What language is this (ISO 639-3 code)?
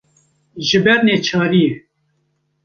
kur